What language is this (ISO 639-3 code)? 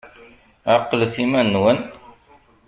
kab